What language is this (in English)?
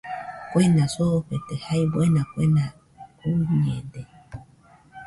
Nüpode Huitoto